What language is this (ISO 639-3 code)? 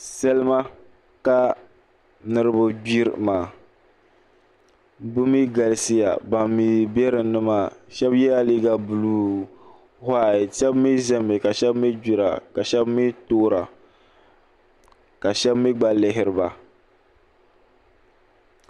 dag